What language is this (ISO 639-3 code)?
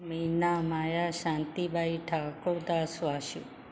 snd